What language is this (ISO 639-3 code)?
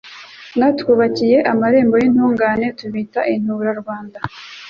kin